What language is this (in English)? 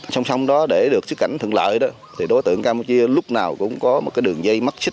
Vietnamese